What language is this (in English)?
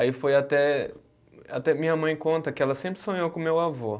Portuguese